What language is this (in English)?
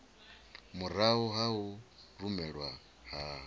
Venda